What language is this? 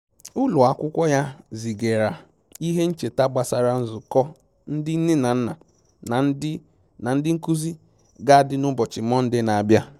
Igbo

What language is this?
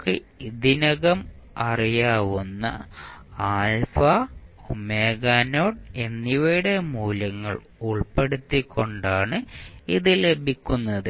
Malayalam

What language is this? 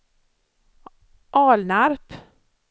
Swedish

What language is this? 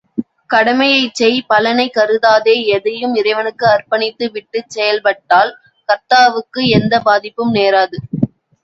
Tamil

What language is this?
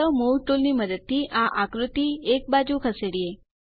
Gujarati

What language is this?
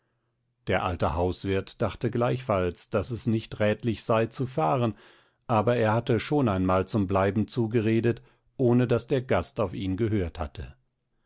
German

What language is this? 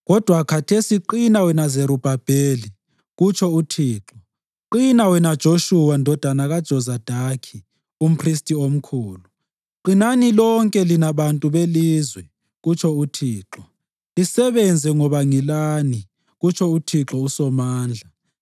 North Ndebele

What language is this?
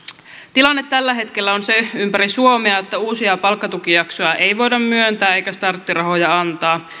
Finnish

